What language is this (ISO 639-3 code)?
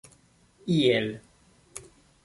epo